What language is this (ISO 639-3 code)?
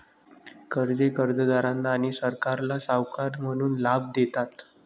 mar